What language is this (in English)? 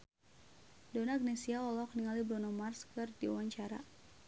Sundanese